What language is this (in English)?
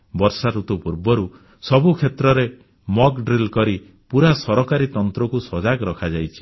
Odia